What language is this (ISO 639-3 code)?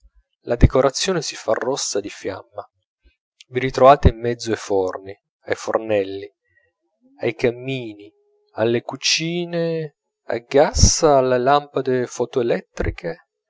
ita